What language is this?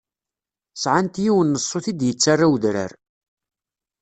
Kabyle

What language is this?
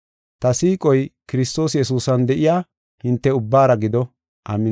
Gofa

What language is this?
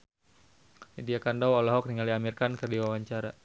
Sundanese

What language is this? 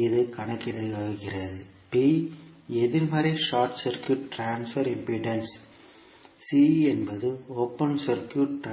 Tamil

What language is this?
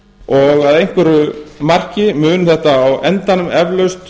Icelandic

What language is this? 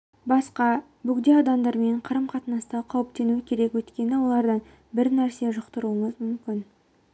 Kazakh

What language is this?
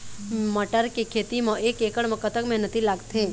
Chhattisgarhi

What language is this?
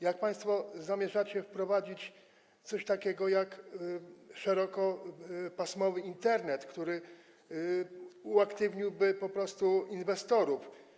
Polish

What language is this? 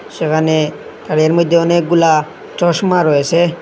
Bangla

